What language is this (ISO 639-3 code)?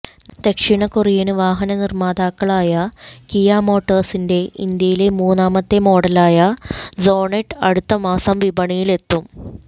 mal